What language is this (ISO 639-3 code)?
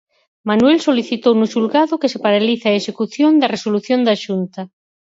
glg